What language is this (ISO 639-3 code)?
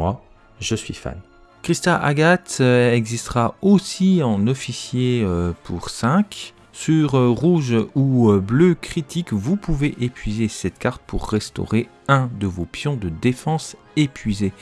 fra